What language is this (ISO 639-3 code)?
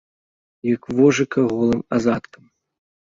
bel